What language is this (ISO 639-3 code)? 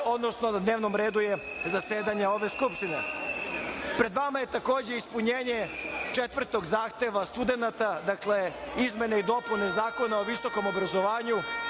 srp